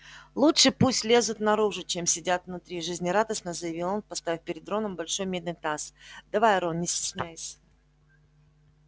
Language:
Russian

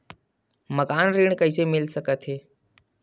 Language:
Chhattisgarhi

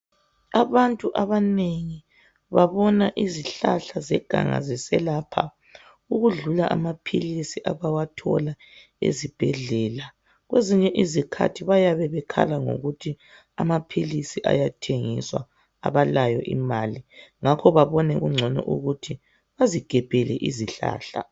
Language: North Ndebele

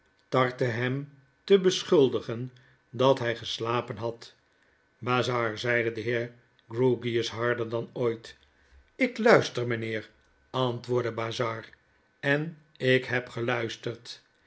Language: Dutch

